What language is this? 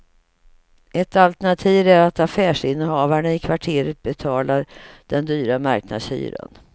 Swedish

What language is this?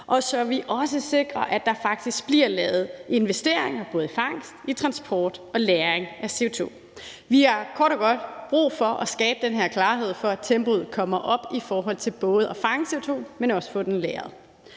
Danish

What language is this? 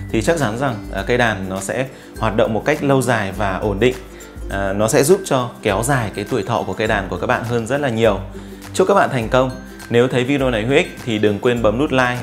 Vietnamese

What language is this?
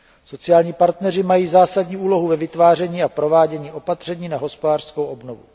Czech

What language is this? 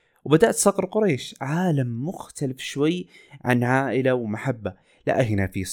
Arabic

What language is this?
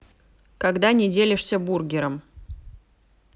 Russian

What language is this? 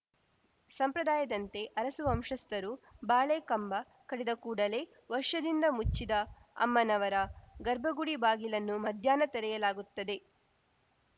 Kannada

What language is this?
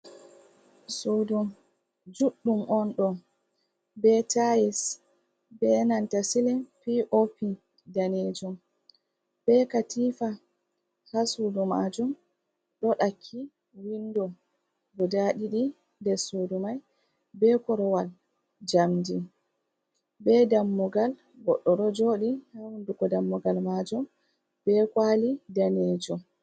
Fula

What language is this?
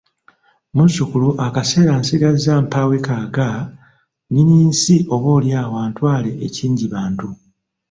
Ganda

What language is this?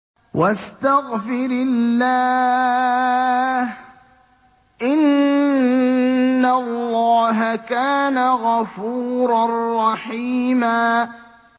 Arabic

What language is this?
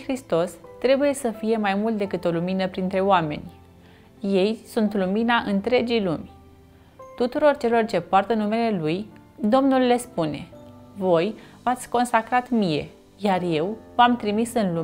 Romanian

